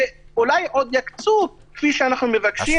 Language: Hebrew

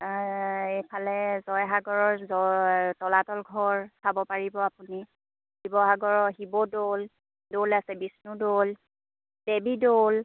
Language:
Assamese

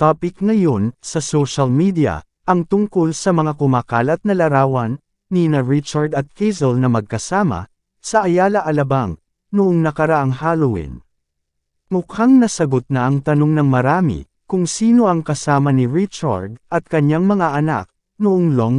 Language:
Filipino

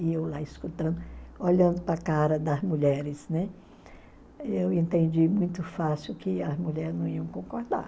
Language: Portuguese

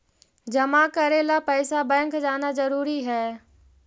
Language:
Magahi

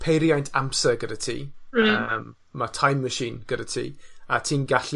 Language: Welsh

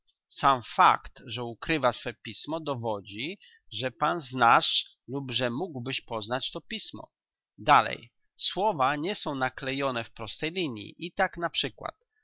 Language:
Polish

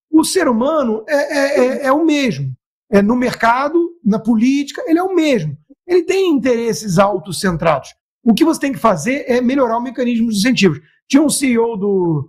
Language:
Portuguese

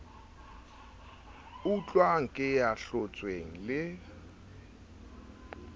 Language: Southern Sotho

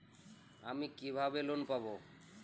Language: Bangla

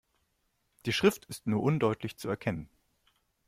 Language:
German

